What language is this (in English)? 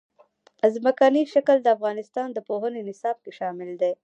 Pashto